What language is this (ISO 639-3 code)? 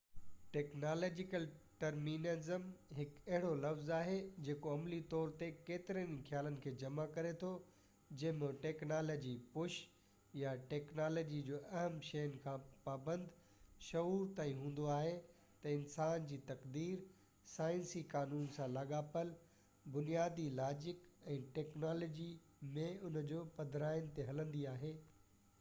snd